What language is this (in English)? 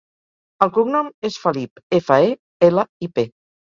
Catalan